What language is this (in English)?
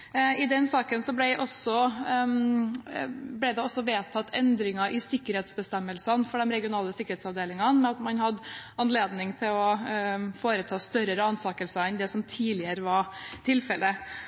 Norwegian Bokmål